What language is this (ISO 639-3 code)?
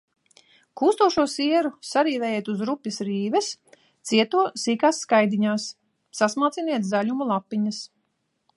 lav